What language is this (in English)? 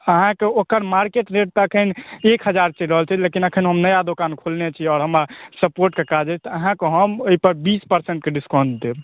Maithili